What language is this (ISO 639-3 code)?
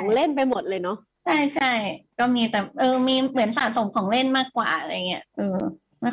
tha